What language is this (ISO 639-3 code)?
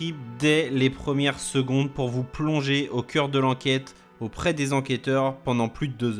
fra